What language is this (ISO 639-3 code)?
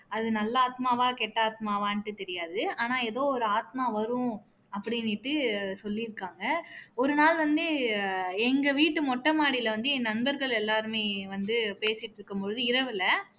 tam